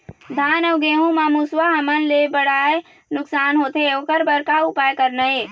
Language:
Chhattisgarhi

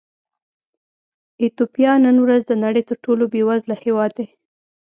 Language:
Pashto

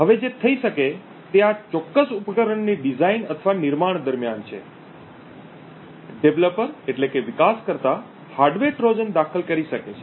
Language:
Gujarati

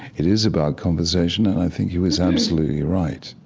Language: English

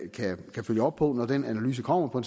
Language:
Danish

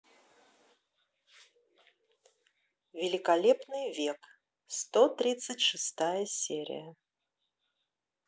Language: Russian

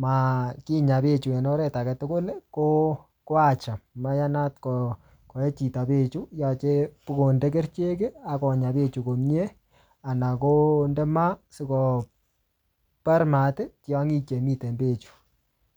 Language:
Kalenjin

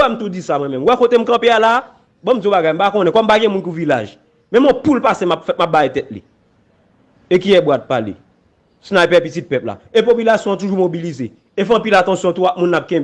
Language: French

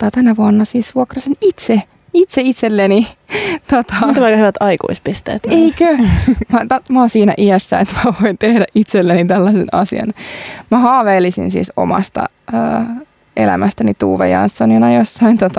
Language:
Finnish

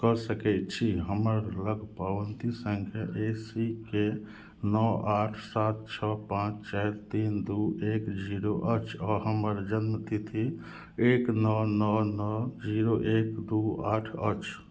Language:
Maithili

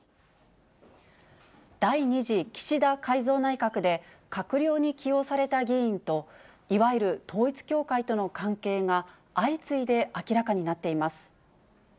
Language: Japanese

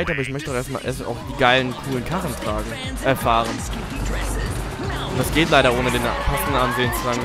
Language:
German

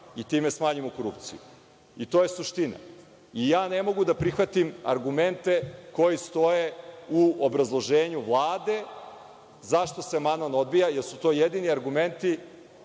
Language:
Serbian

